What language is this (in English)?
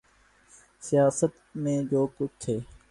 Urdu